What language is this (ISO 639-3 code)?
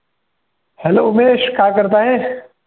mar